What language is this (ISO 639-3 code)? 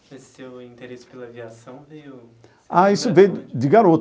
por